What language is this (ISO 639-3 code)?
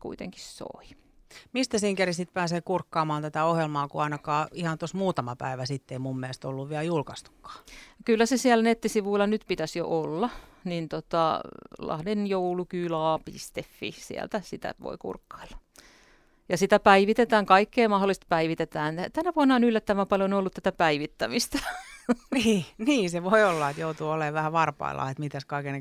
fin